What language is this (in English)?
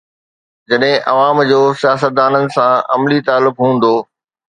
Sindhi